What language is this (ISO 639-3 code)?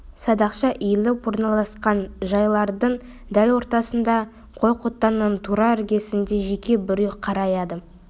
kaz